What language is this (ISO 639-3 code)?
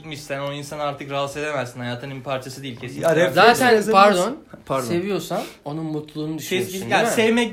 tur